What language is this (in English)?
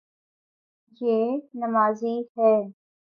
Urdu